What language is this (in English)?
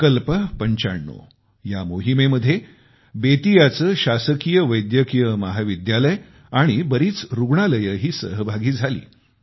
Marathi